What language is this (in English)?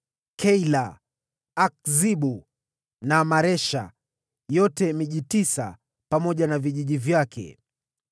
Swahili